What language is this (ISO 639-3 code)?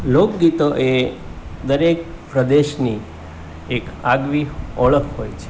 guj